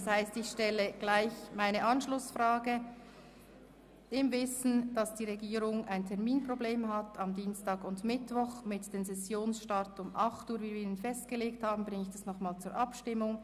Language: Swiss German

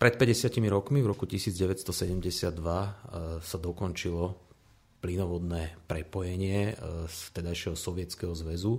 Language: Slovak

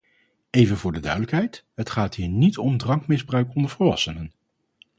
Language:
Dutch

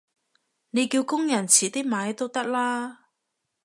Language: Cantonese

